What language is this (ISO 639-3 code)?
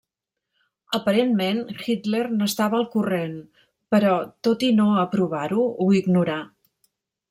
cat